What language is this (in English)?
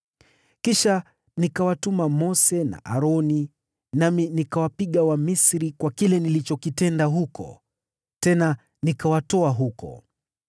Swahili